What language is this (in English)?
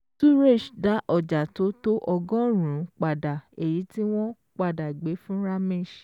Yoruba